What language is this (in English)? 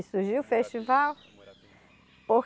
Portuguese